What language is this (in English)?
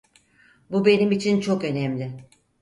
Turkish